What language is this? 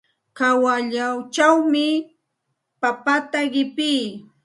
Santa Ana de Tusi Pasco Quechua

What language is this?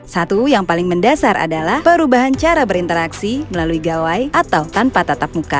Indonesian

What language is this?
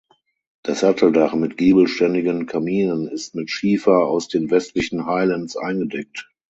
German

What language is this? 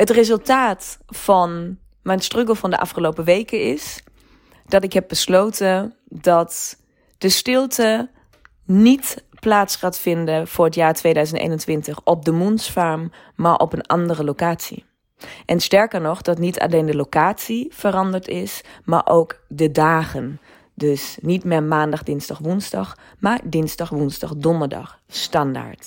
Dutch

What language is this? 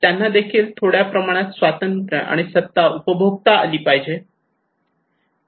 Marathi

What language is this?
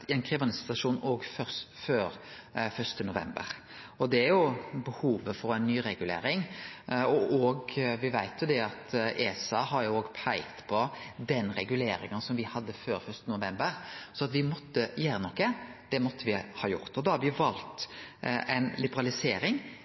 Norwegian Nynorsk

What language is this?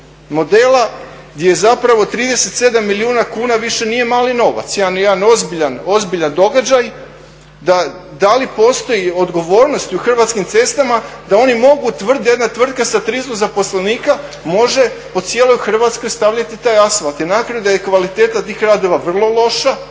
Croatian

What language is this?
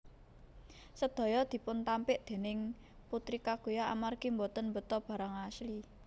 Javanese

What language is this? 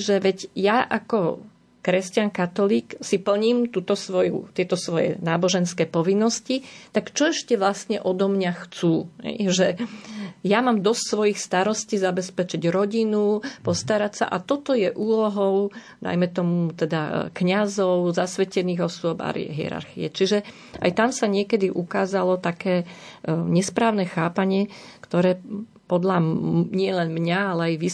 Slovak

